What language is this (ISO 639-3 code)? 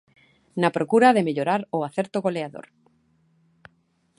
glg